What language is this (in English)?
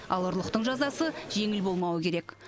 Kazakh